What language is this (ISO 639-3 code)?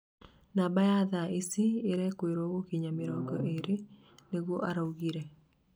kik